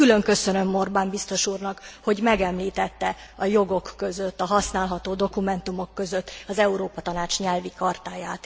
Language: Hungarian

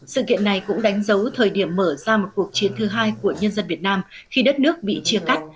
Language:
Vietnamese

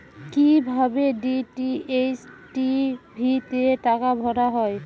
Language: Bangla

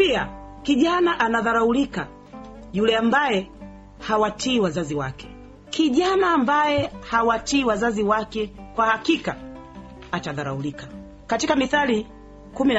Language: Swahili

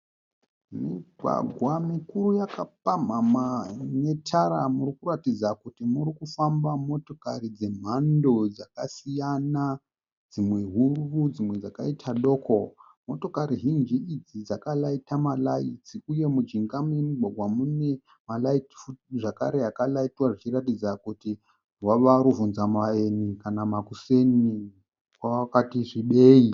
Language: Shona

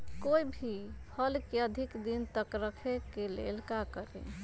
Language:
Magahi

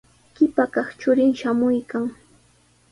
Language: Sihuas Ancash Quechua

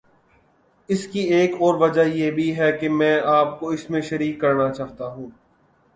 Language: Urdu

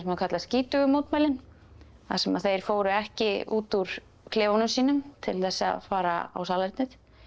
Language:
Icelandic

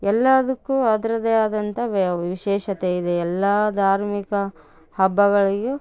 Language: Kannada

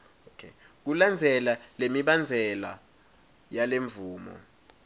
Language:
Swati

